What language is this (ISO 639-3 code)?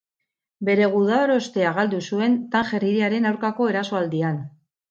eus